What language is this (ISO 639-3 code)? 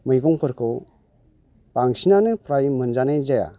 brx